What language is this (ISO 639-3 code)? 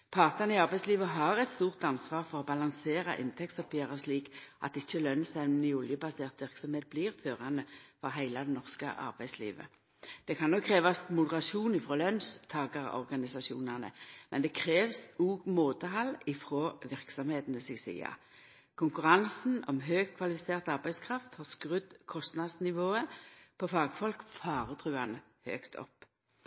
nno